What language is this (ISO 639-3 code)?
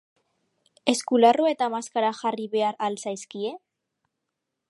eus